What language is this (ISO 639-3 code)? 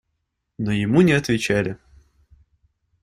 rus